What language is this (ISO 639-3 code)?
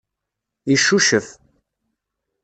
kab